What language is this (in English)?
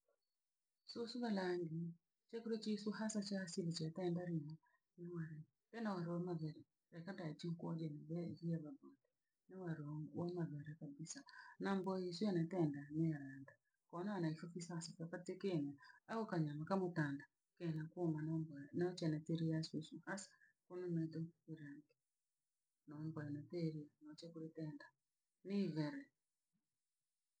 Langi